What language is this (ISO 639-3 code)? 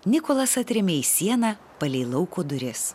lit